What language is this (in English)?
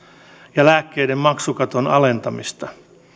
Finnish